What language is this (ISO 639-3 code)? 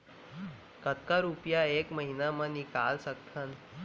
hne